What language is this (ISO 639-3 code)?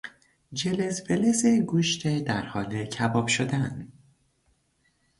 fas